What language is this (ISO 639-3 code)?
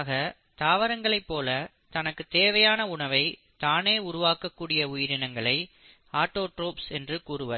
tam